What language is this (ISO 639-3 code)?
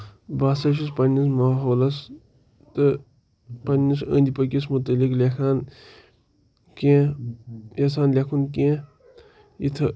kas